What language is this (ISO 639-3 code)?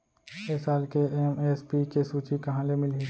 hne